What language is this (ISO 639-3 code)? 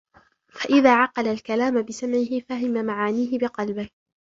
ara